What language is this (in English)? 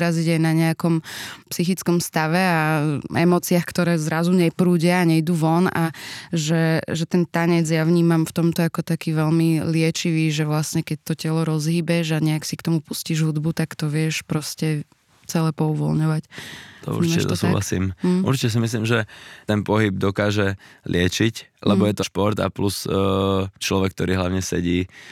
Slovak